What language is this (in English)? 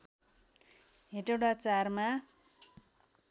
Nepali